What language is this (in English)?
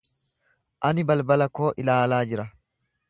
Oromo